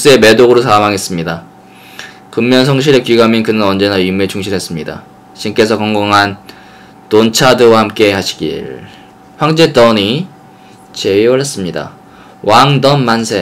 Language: Korean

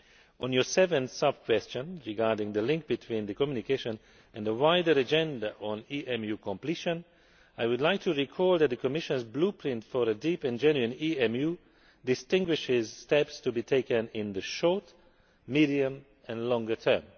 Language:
English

